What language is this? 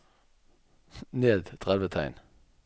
Norwegian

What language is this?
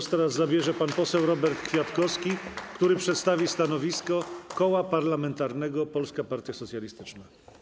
Polish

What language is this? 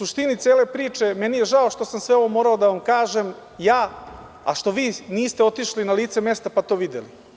Serbian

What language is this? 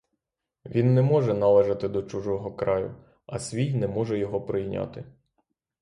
Ukrainian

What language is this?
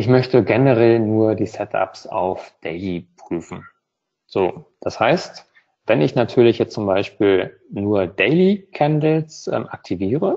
German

